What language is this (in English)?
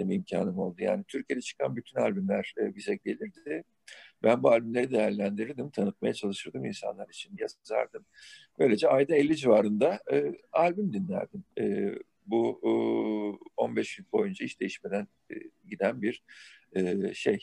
Turkish